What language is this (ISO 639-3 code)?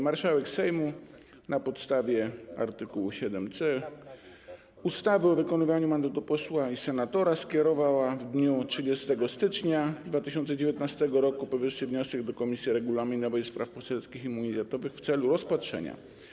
pol